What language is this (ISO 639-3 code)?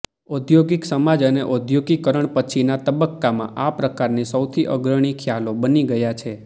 guj